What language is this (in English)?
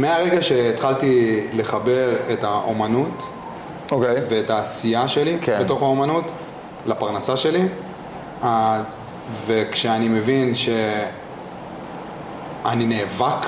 Hebrew